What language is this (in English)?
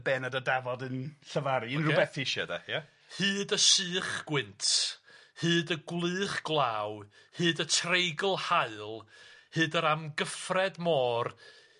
Welsh